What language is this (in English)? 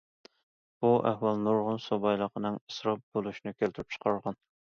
Uyghur